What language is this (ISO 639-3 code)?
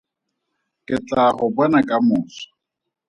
tsn